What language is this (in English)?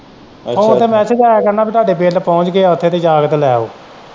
Punjabi